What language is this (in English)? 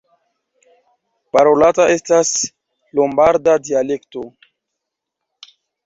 Esperanto